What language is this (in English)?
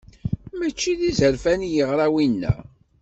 Kabyle